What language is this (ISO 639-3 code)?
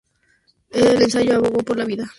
spa